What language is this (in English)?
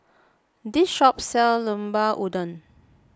English